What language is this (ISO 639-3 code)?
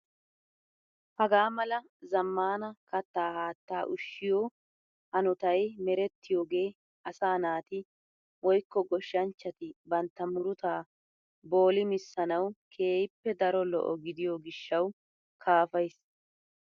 wal